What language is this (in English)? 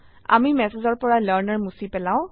Assamese